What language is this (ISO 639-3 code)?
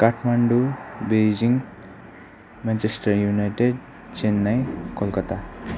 nep